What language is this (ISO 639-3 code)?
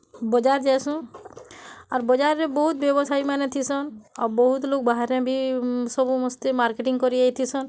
ori